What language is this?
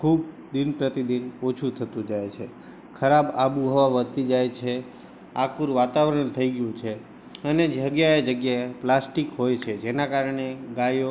Gujarati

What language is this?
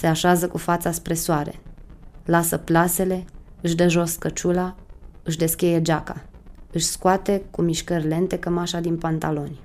Romanian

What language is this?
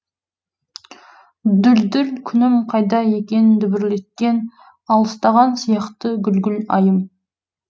Kazakh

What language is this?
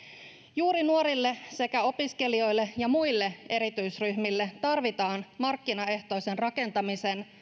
Finnish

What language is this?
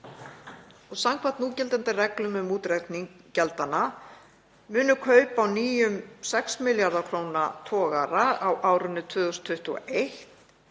Icelandic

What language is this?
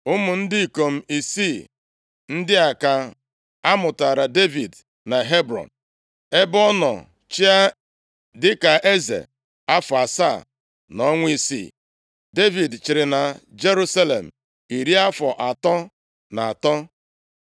Igbo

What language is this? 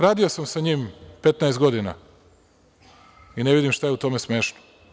Serbian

